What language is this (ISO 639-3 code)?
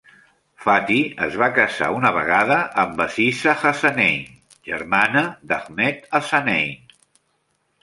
cat